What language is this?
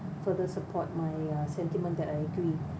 English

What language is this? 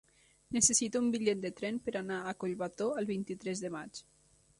Catalan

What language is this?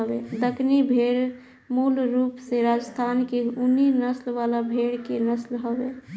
Bhojpuri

